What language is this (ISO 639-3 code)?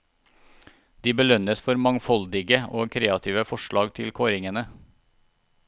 nor